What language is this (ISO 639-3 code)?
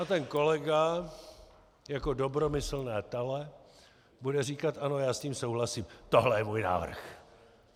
ces